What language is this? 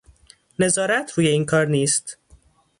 Persian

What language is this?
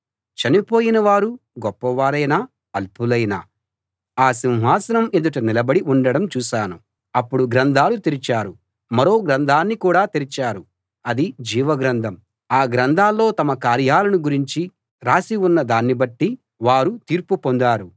Telugu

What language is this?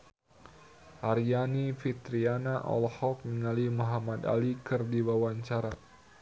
Sundanese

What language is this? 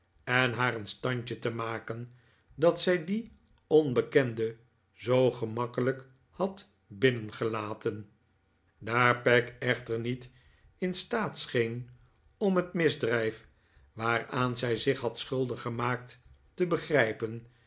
Dutch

